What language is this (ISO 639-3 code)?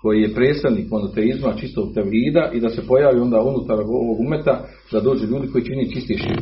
hrv